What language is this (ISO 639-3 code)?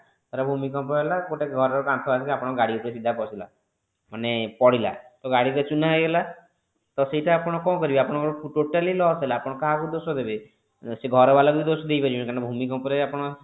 ori